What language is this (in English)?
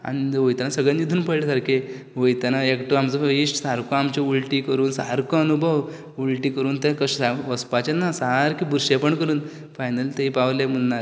Konkani